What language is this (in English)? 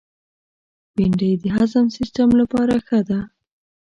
Pashto